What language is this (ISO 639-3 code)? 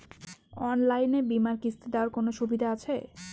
ben